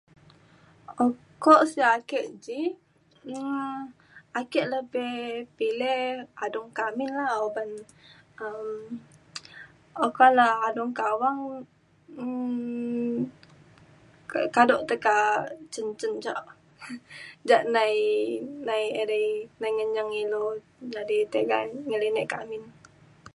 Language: Mainstream Kenyah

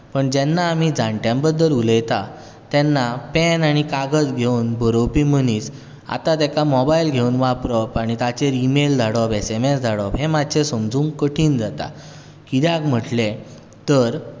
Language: Konkani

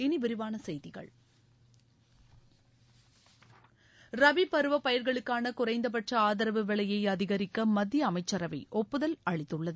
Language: Tamil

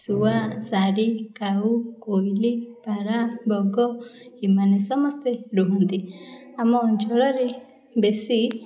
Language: Odia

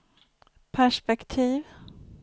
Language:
Swedish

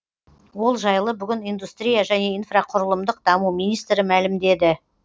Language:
Kazakh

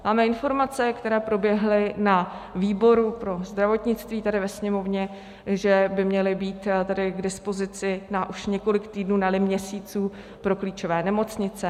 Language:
Czech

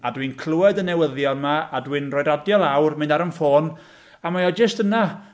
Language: Welsh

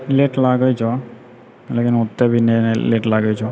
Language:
Maithili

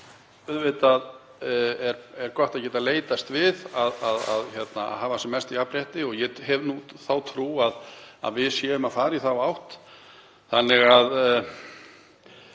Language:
Icelandic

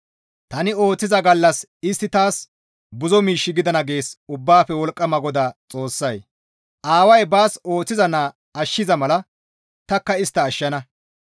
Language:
Gamo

